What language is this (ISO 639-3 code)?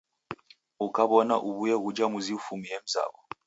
dav